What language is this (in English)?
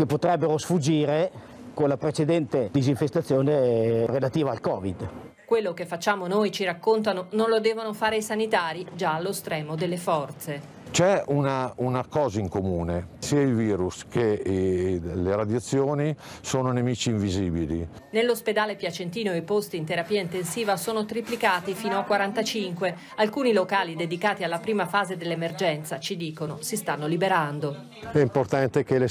Italian